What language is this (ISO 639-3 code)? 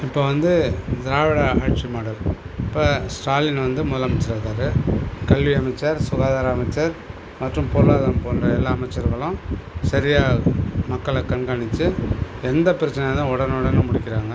tam